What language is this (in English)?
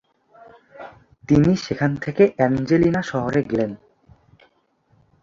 Bangla